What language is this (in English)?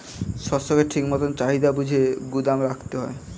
Bangla